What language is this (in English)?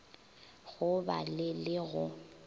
Northern Sotho